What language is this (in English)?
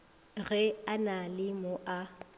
Northern Sotho